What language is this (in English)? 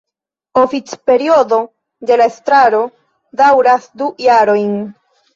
Esperanto